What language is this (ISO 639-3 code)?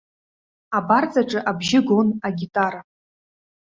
abk